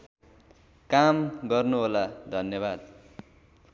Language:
Nepali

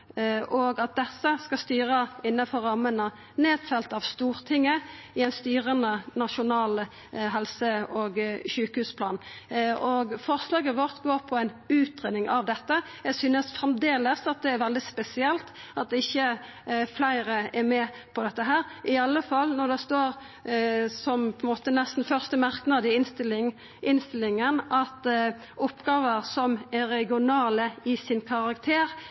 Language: Norwegian Nynorsk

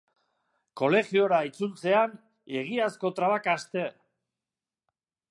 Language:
Basque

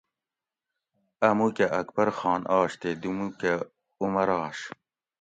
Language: Gawri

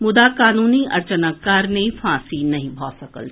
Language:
Maithili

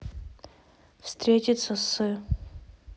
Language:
Russian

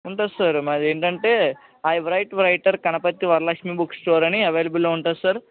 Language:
Telugu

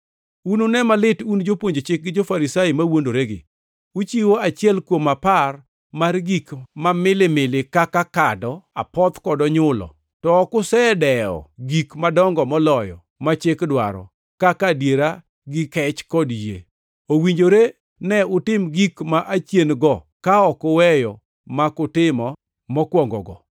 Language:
Luo (Kenya and Tanzania)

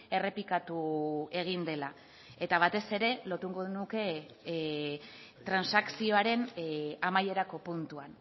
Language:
Basque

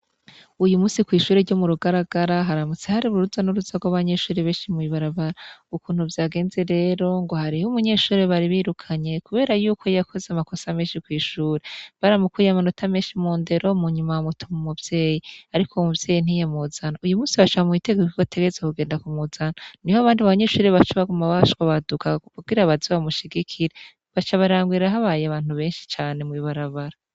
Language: Rundi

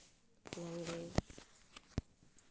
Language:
Santali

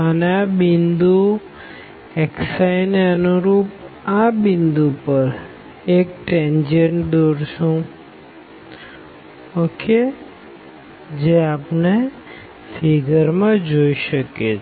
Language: Gujarati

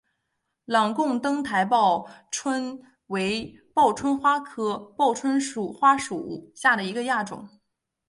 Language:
Chinese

